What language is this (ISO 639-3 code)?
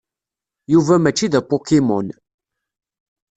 kab